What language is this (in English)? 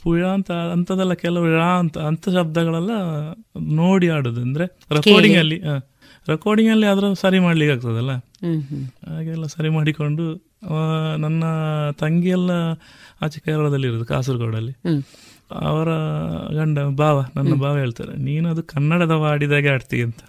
Kannada